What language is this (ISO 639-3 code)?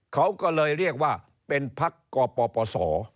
tha